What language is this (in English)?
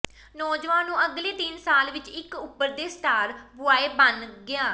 Punjabi